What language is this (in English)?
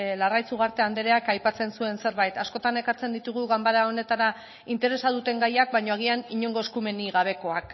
Basque